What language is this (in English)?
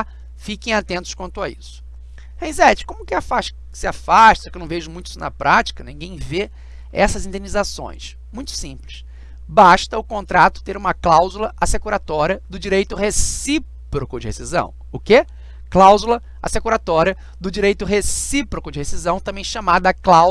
Portuguese